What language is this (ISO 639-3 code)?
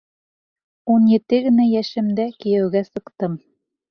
bak